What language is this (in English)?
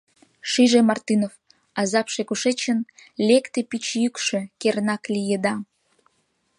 Mari